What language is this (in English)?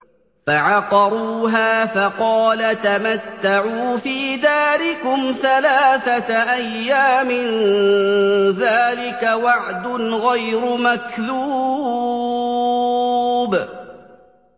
Arabic